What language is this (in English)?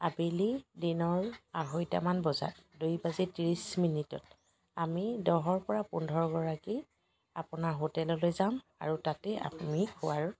Assamese